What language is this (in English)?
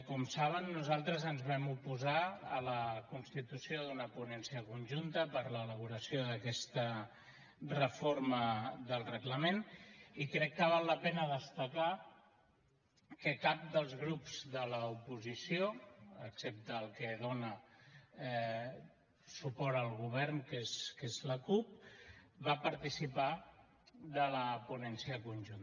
Catalan